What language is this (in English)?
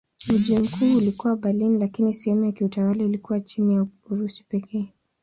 Swahili